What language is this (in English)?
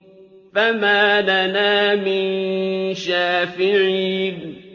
Arabic